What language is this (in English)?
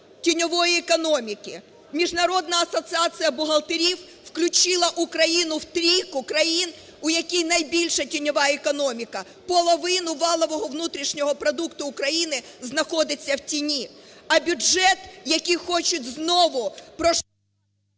Ukrainian